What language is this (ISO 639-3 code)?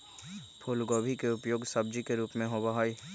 mag